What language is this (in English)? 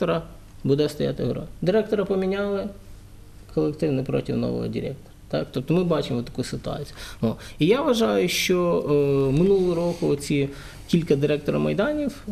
Ukrainian